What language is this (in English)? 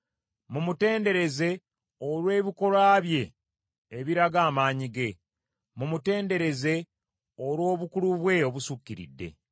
Ganda